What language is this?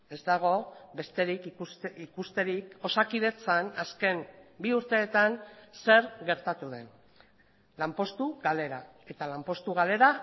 Basque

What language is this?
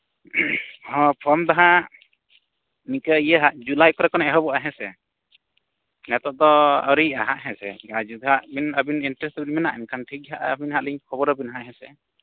Santali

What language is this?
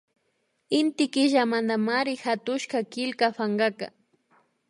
Imbabura Highland Quichua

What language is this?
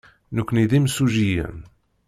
Kabyle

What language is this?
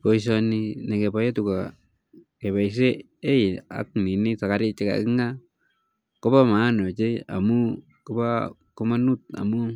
Kalenjin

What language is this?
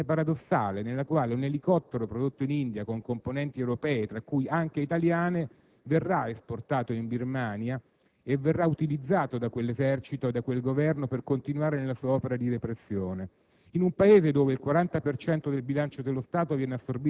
Italian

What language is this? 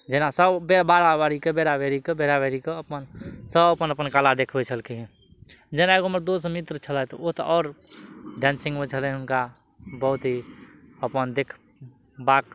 Maithili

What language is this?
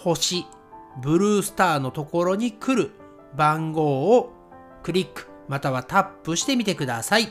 Japanese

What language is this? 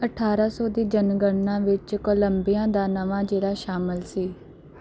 Punjabi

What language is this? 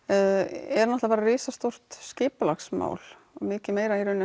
Icelandic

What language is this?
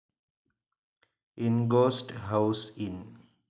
Malayalam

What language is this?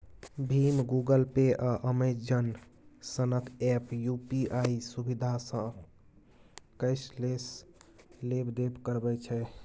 Maithili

